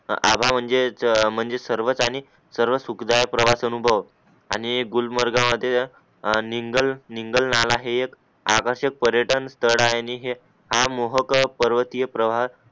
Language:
Marathi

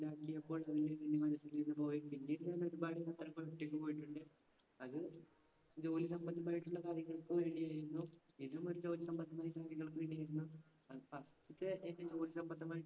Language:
Malayalam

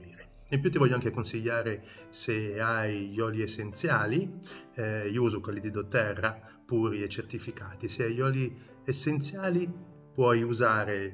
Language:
Italian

